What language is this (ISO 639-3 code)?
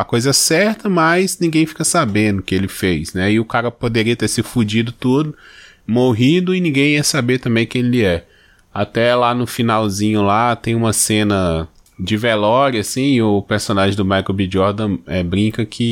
por